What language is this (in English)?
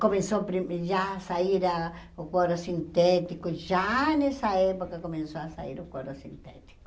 Portuguese